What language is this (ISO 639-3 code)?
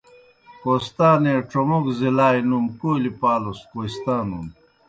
plk